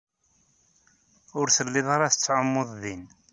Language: Kabyle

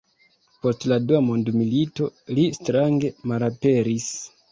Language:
Esperanto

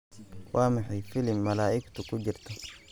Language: Somali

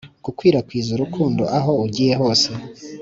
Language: Kinyarwanda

